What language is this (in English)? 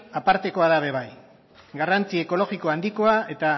Basque